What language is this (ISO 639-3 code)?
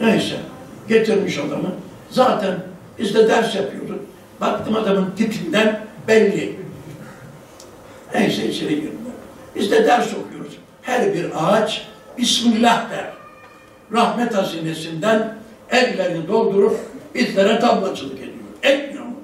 tur